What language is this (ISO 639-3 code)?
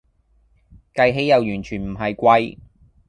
yue